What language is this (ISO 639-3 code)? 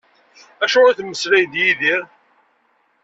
kab